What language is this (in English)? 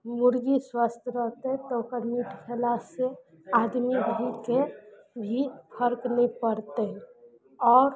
Maithili